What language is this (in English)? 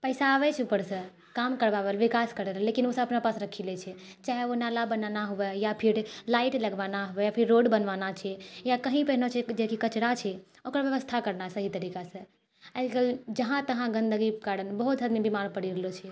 Maithili